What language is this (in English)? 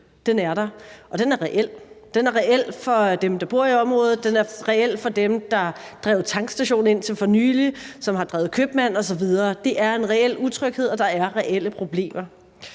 Danish